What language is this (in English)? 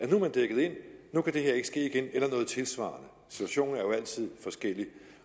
Danish